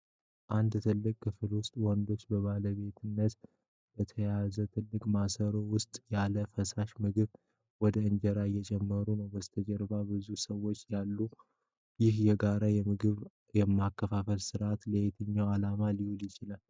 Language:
Amharic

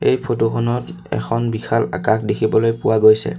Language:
Assamese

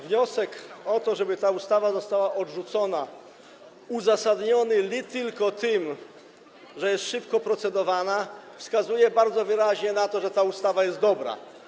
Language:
Polish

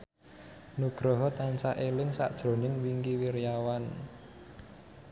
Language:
Javanese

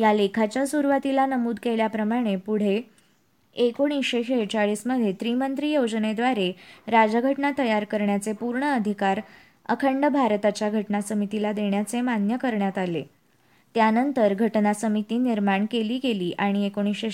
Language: Marathi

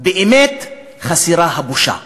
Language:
Hebrew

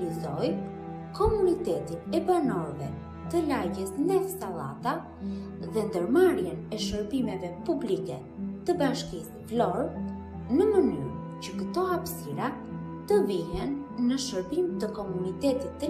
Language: Romanian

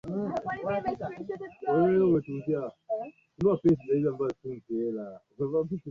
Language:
Swahili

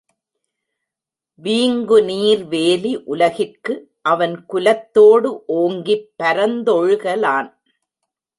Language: Tamil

